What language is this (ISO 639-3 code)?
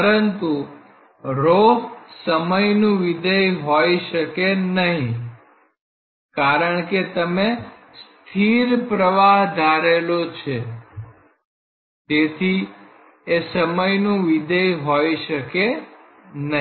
guj